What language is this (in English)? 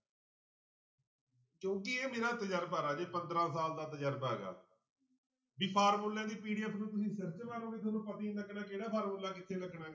Punjabi